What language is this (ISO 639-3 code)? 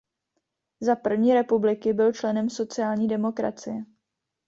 ces